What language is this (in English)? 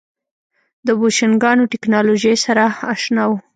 Pashto